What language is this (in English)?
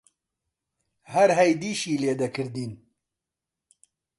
Central Kurdish